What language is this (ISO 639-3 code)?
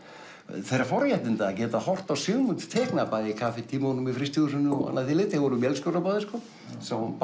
isl